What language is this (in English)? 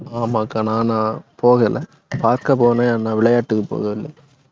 Tamil